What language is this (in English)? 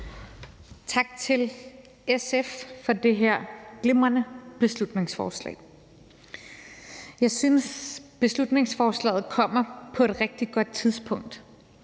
Danish